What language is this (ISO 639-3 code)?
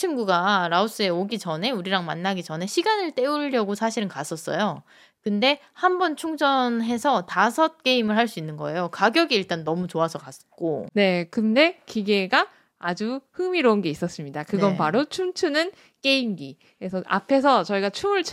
kor